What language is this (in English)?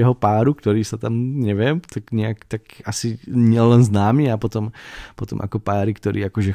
Slovak